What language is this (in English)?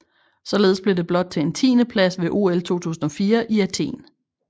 Danish